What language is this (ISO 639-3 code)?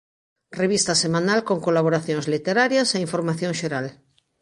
glg